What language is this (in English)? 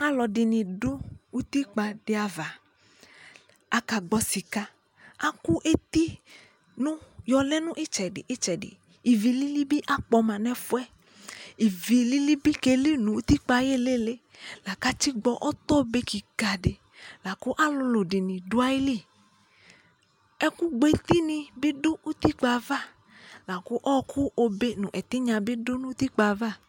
Ikposo